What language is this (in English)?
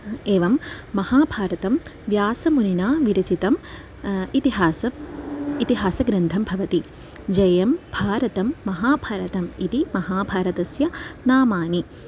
Sanskrit